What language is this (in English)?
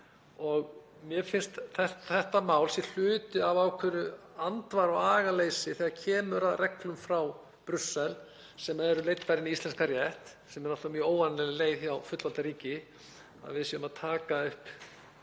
Icelandic